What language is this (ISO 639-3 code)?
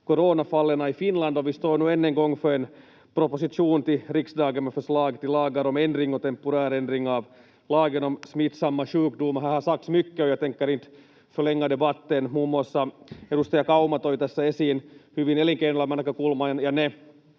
fin